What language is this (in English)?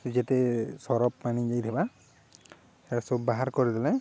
Odia